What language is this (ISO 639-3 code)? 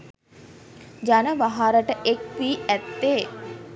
sin